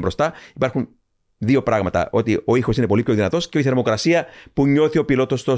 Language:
Greek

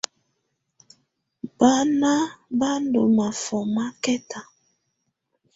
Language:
Tunen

